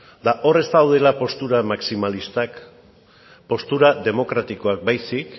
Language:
Basque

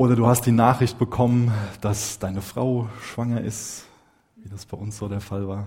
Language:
German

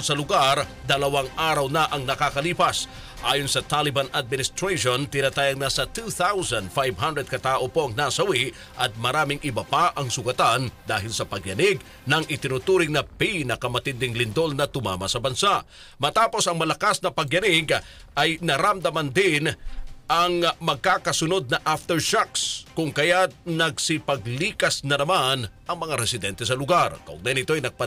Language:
Filipino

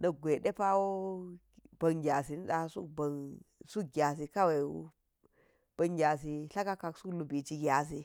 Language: Geji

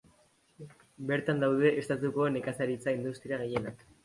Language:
Basque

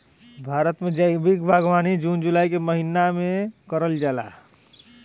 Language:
Bhojpuri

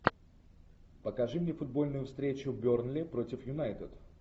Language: Russian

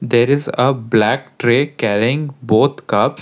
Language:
English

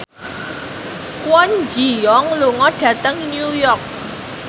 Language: Javanese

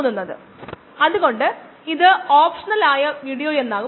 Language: Malayalam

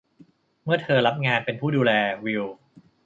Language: Thai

